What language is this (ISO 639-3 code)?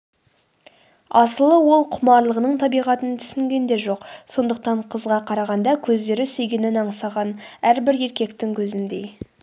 kaz